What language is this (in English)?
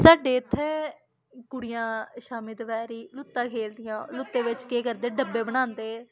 Dogri